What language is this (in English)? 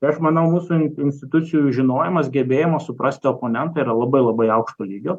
Lithuanian